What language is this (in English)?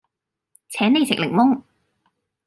Cantonese